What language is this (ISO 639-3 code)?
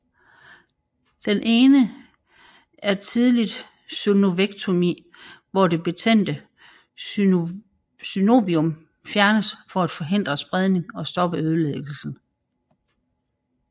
dan